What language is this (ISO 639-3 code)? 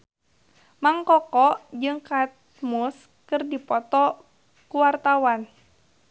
sun